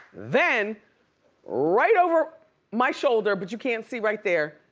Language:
English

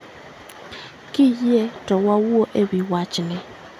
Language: Luo (Kenya and Tanzania)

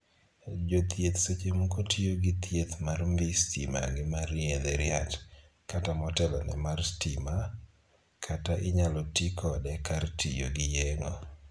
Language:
Luo (Kenya and Tanzania)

